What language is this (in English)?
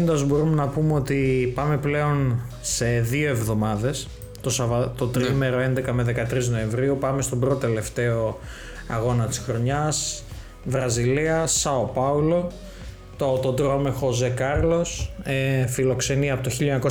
Greek